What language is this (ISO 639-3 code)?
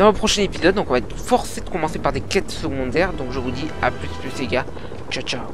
fra